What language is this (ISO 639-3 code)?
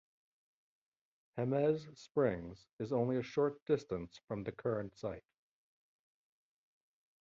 eng